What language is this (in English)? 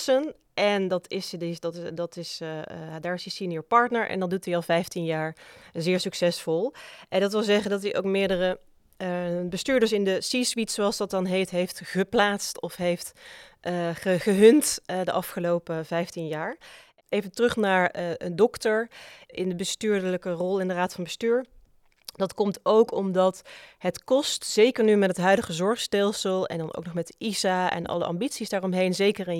Dutch